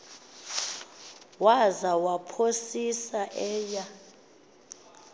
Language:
Xhosa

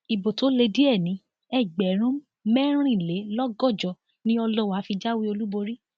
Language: Yoruba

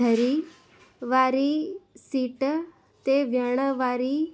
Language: Sindhi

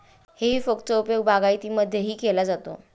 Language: Marathi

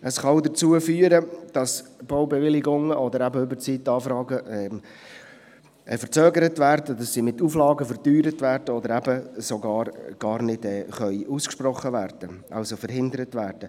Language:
Swiss German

